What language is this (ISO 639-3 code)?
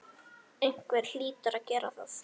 isl